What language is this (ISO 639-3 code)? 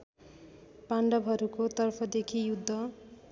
nep